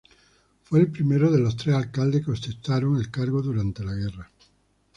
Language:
Spanish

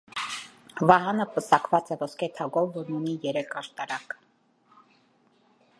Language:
Armenian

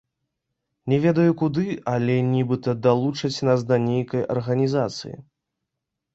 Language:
Belarusian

